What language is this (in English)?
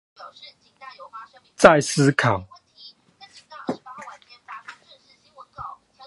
Chinese